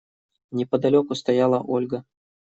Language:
Russian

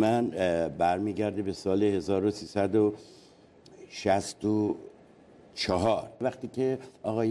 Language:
Persian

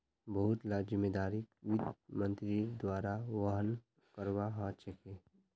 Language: Magahi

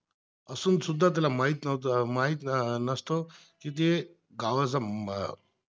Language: Marathi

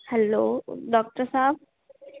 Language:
Sindhi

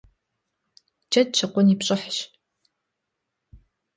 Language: Kabardian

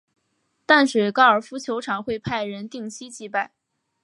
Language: Chinese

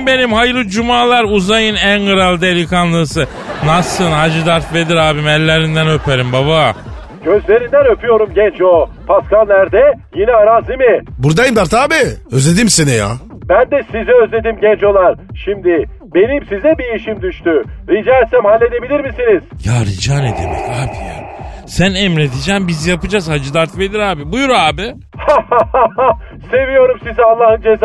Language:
Turkish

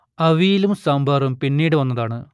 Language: Malayalam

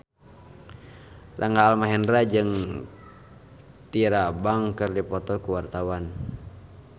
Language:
Sundanese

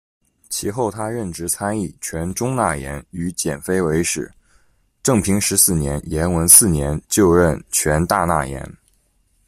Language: Chinese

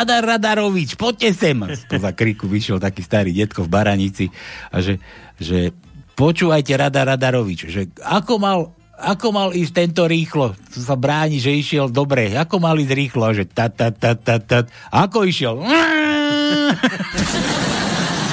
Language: Slovak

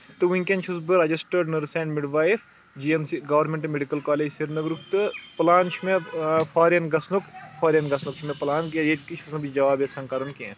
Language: Kashmiri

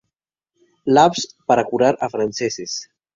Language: Spanish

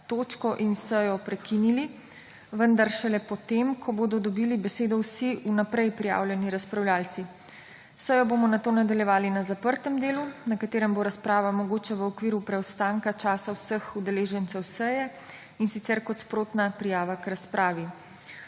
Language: Slovenian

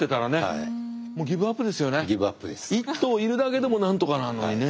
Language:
Japanese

